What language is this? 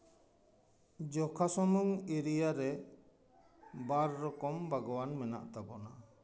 Santali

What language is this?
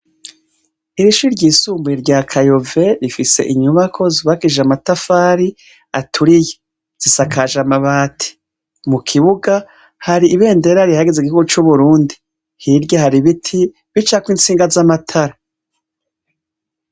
Rundi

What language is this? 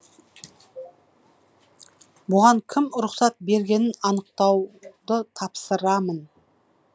Kazakh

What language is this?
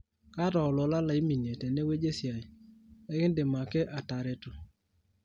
Masai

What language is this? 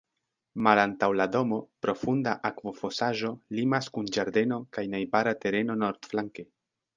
Esperanto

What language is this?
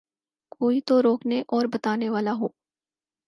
Urdu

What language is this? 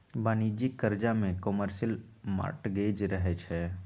Magahi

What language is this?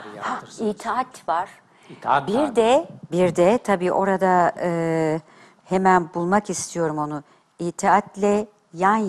Turkish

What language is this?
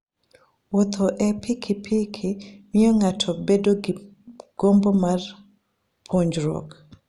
Luo (Kenya and Tanzania)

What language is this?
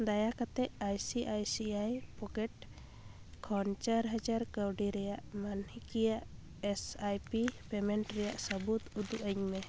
Santali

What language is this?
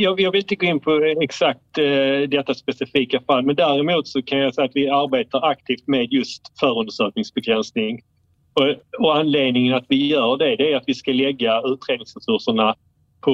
Swedish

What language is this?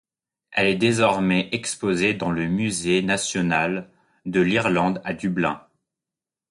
French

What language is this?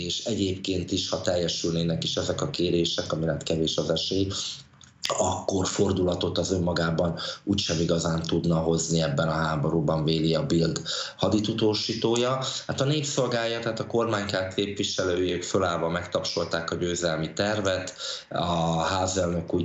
Hungarian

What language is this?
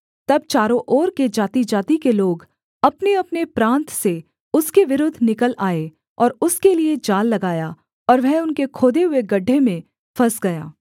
Hindi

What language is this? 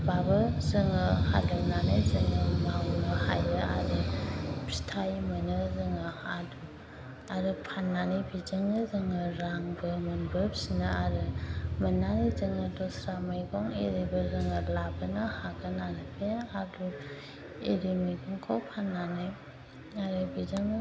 Bodo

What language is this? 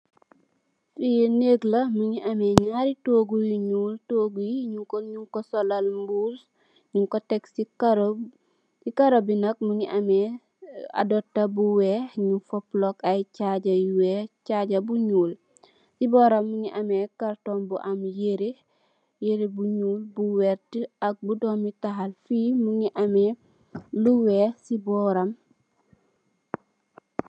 Wolof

